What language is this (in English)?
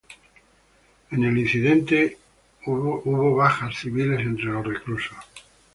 Spanish